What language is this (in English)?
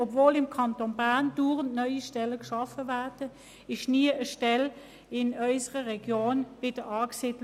Swiss German